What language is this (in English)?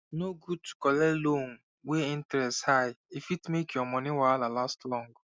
Nigerian Pidgin